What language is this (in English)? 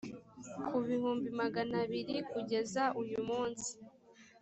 Kinyarwanda